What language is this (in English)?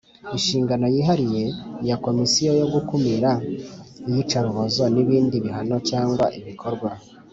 Kinyarwanda